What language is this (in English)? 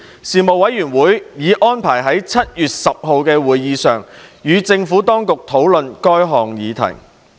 Cantonese